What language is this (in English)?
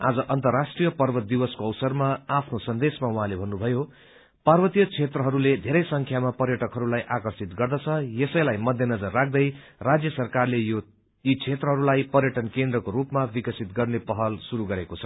Nepali